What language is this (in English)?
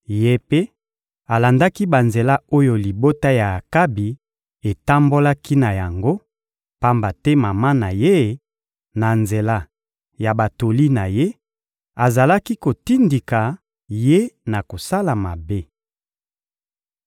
Lingala